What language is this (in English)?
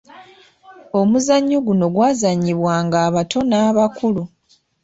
Ganda